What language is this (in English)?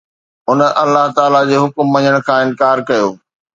Sindhi